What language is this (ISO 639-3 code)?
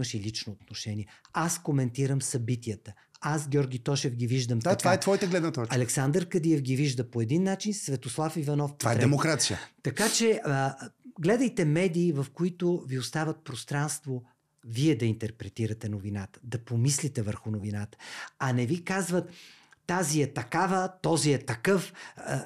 bul